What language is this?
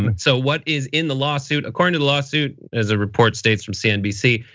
English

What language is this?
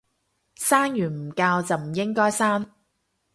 Cantonese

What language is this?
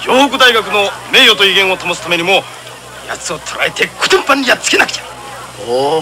Japanese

